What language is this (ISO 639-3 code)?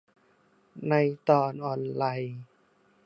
tha